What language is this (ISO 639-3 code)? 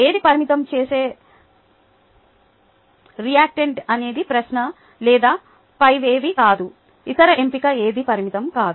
tel